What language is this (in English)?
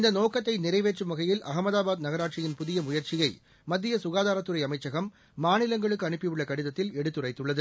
Tamil